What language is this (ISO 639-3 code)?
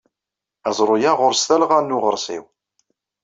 kab